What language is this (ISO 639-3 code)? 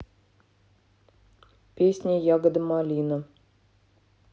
rus